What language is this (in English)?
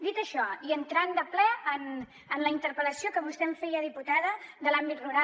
Catalan